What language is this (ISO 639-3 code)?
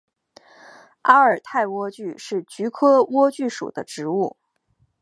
zho